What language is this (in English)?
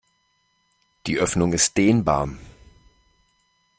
German